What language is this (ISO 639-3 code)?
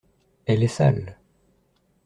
fra